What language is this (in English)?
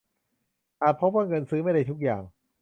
Thai